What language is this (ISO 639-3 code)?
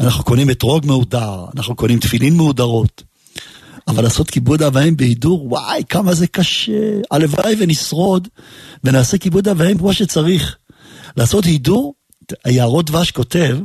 heb